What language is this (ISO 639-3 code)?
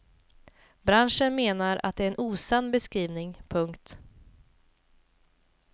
swe